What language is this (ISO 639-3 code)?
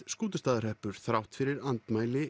isl